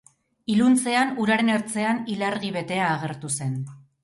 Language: Basque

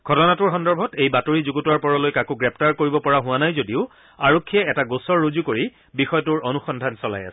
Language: Assamese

